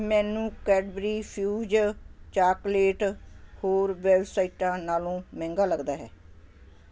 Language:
Punjabi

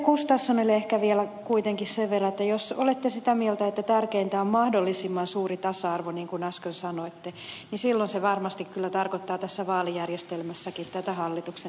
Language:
Finnish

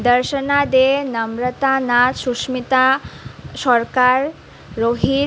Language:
Assamese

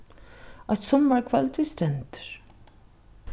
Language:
Faroese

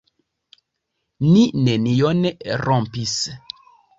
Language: Esperanto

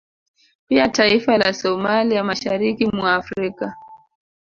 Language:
Swahili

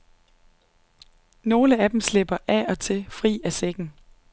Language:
Danish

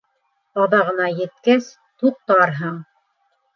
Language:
Bashkir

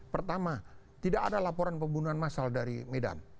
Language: Indonesian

